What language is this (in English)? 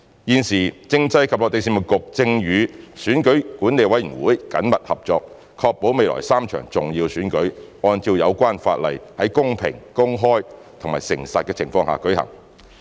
Cantonese